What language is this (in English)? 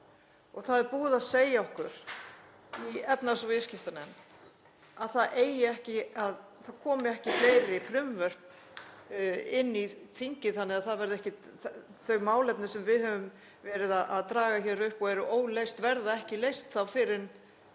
Icelandic